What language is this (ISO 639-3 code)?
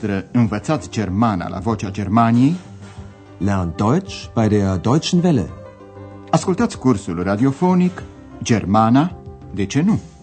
ron